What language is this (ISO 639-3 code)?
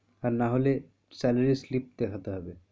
ben